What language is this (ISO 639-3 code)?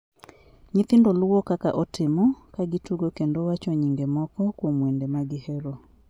luo